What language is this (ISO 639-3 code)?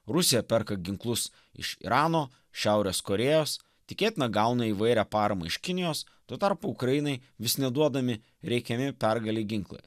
lit